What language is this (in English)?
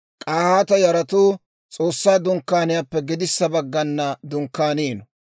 Dawro